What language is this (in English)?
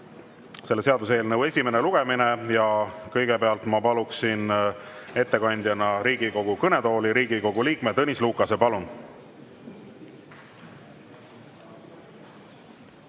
Estonian